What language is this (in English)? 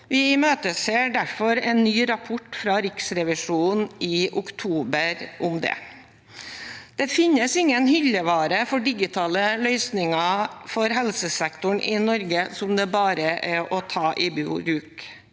Norwegian